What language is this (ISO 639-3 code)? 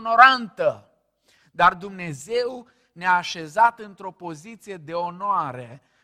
ron